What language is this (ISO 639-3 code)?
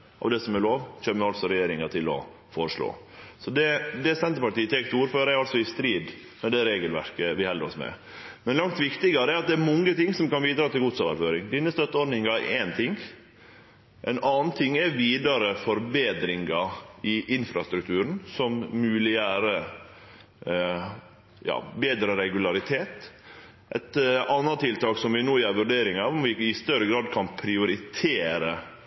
nno